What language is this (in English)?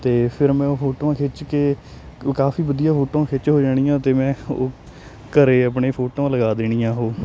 Punjabi